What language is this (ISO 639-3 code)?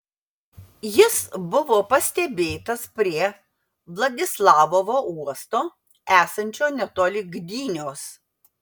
lit